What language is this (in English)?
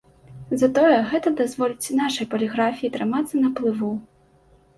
Belarusian